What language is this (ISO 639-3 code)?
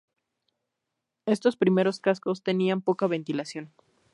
spa